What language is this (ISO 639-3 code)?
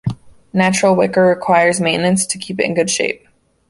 eng